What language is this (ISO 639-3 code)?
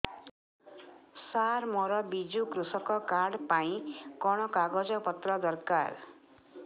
ori